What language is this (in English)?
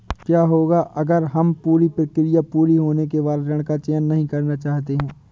Hindi